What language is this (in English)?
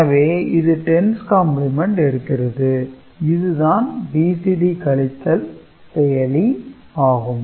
Tamil